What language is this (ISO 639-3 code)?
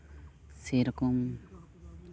sat